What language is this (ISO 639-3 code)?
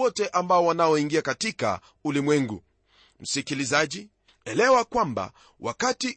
swa